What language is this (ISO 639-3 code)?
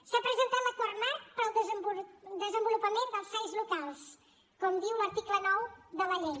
cat